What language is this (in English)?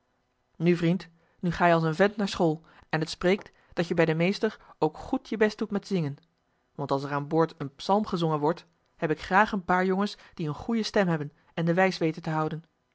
Dutch